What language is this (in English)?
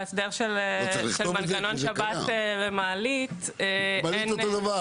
Hebrew